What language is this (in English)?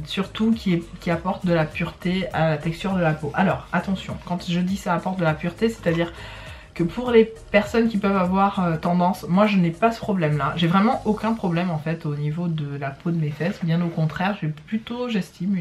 French